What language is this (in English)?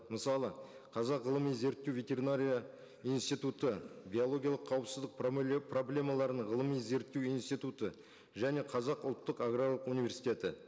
Kazakh